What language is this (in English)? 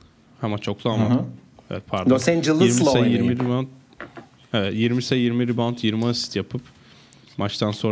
Turkish